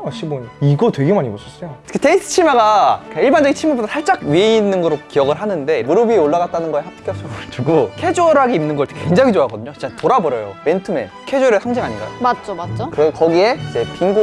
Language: Korean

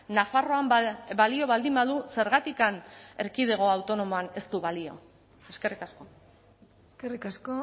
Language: Basque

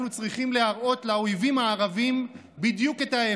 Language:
Hebrew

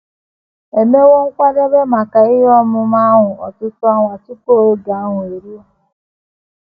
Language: Igbo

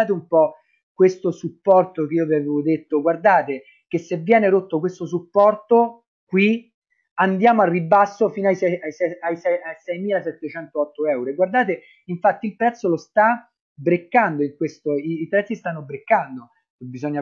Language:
Italian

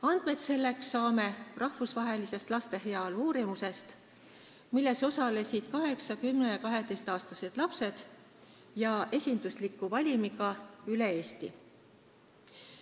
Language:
Estonian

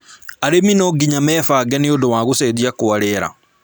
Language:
Kikuyu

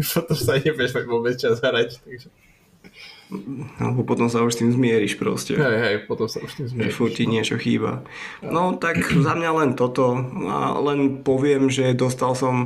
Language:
Slovak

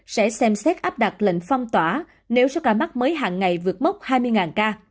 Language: Vietnamese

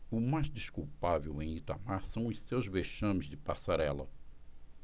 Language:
Portuguese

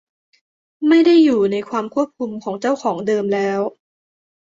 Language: Thai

